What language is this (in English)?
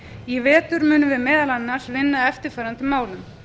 Icelandic